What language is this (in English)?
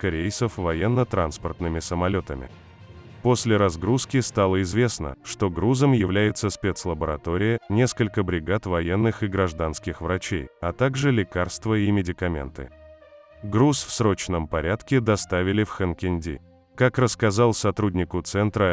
Russian